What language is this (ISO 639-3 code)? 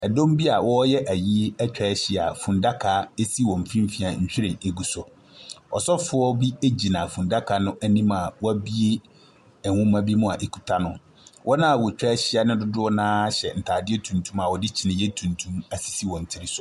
aka